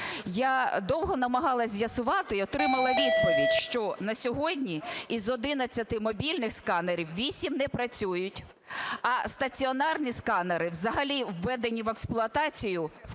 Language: Ukrainian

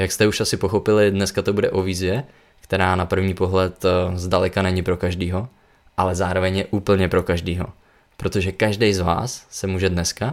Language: Czech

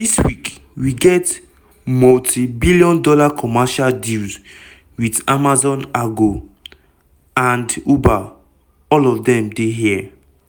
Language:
Nigerian Pidgin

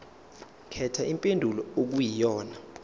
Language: Zulu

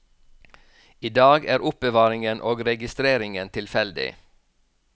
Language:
Norwegian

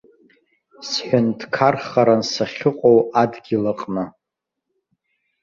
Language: Abkhazian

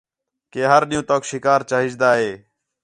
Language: Khetrani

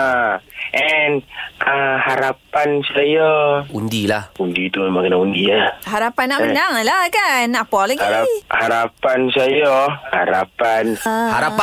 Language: Malay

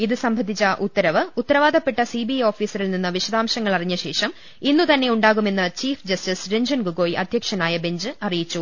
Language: Malayalam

